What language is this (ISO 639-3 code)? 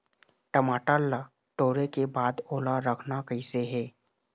hne